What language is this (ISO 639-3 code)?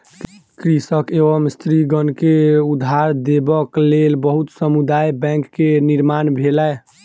mai